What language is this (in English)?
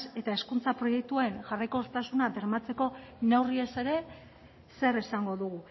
Basque